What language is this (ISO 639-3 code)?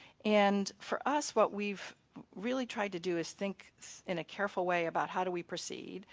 eng